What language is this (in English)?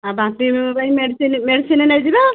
Odia